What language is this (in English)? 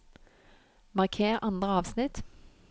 Norwegian